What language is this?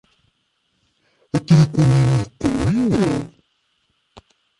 Kabyle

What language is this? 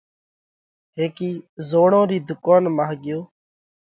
Parkari Koli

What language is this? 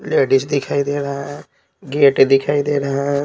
Hindi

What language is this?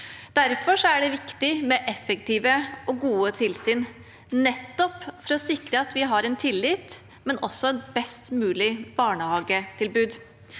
Norwegian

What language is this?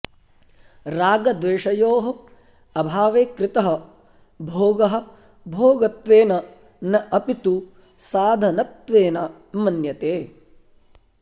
Sanskrit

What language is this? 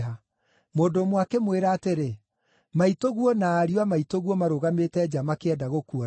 Kikuyu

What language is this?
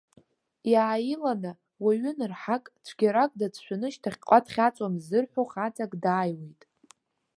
Abkhazian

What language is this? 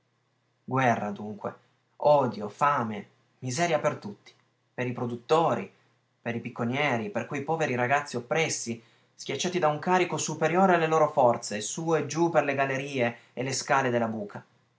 Italian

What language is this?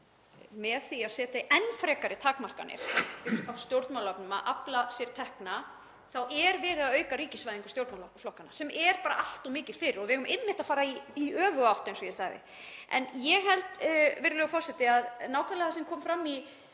Icelandic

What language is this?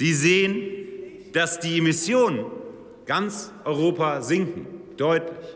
German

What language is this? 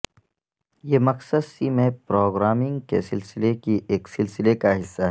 Urdu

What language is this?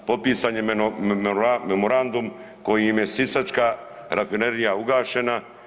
Croatian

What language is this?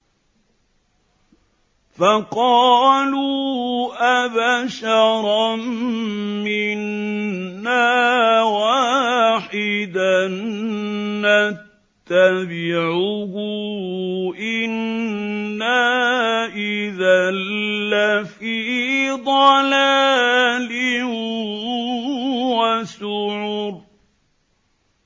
Arabic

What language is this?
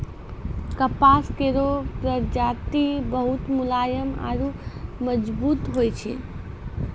Maithili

